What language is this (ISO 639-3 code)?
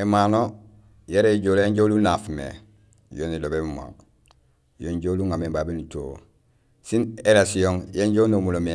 gsl